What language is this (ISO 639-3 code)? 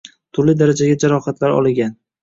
uzb